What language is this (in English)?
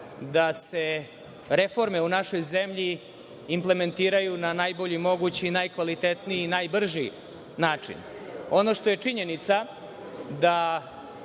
Serbian